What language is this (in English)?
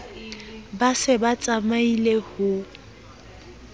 Southern Sotho